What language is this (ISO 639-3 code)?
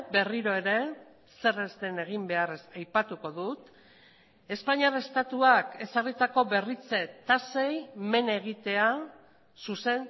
eus